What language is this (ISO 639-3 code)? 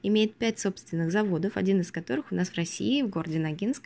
rus